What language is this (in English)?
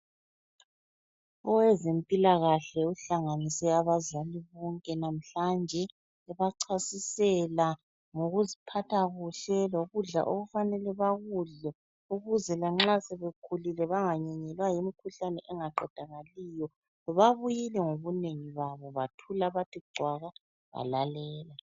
North Ndebele